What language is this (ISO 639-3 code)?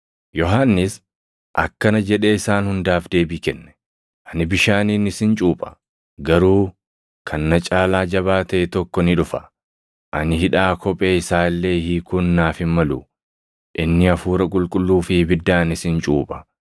orm